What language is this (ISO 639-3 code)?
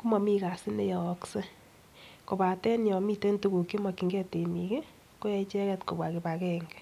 kln